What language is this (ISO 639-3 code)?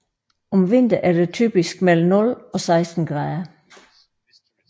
dan